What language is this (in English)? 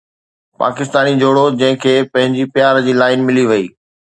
Sindhi